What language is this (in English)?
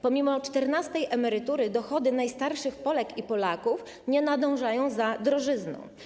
Polish